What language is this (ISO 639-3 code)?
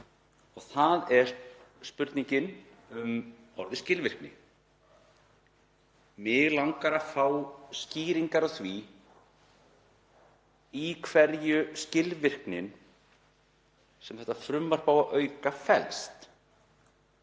isl